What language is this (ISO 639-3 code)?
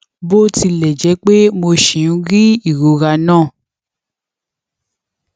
yor